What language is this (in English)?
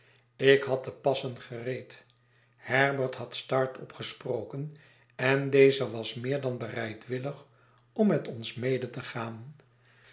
Dutch